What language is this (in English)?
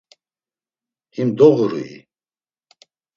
Laz